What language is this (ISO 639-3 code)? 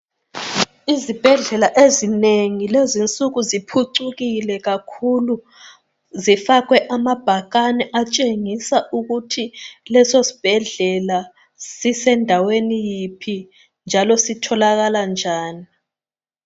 nde